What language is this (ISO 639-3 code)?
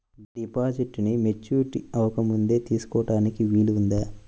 tel